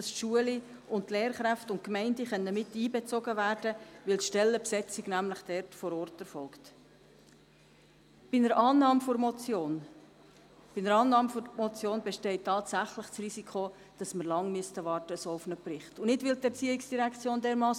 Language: Swiss German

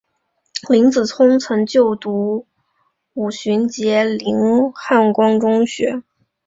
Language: Chinese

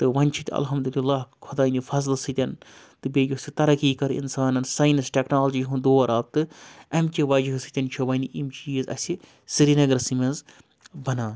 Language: Kashmiri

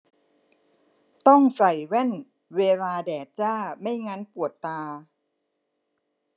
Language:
Thai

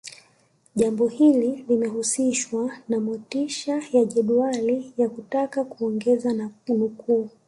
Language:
Swahili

